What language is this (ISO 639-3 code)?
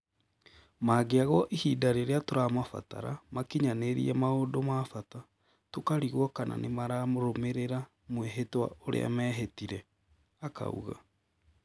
kik